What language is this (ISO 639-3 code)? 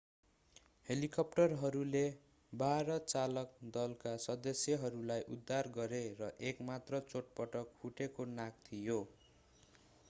nep